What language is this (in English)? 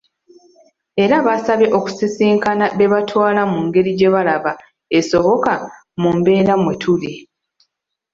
Ganda